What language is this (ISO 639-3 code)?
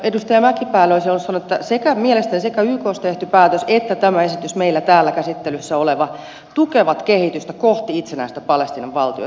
fin